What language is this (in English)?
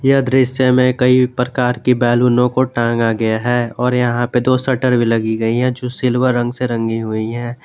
Hindi